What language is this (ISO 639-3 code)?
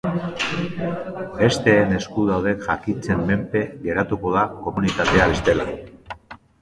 eus